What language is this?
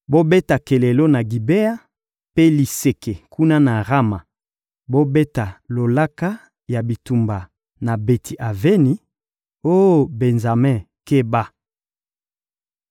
Lingala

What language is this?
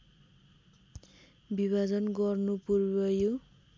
Nepali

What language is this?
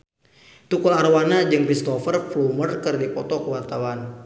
Sundanese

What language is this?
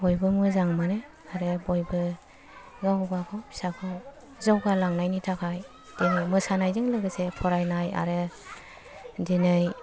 Bodo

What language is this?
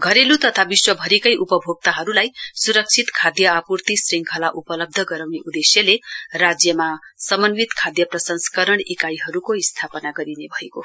Nepali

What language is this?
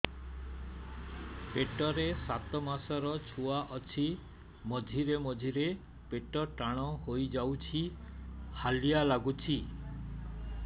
Odia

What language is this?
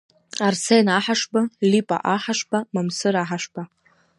Abkhazian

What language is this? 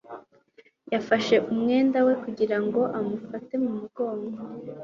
Kinyarwanda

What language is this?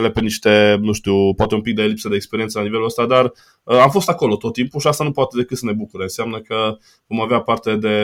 Romanian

